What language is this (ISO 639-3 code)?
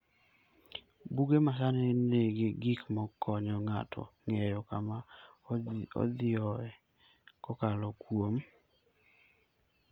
luo